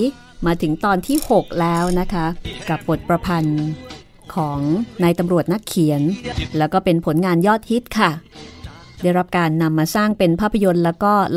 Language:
Thai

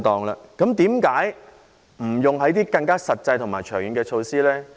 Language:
Cantonese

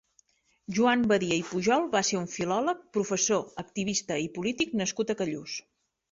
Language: Catalan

